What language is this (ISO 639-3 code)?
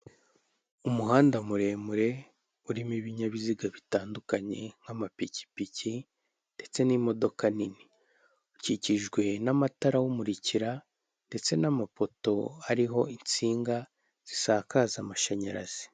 kin